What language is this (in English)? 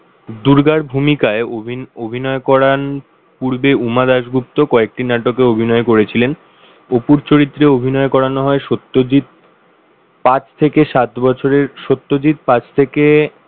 Bangla